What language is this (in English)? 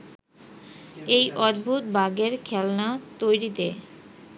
Bangla